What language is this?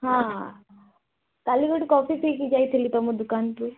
Odia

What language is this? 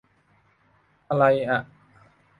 Thai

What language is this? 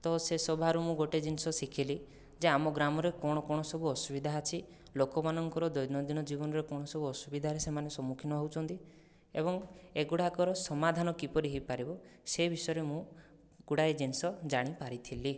Odia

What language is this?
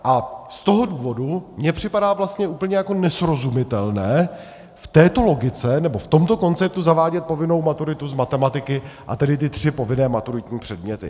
Czech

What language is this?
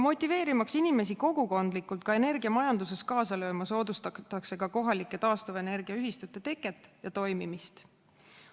Estonian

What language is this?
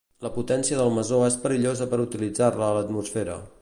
Catalan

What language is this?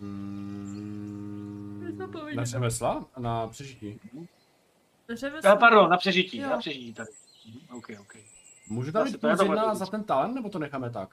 Czech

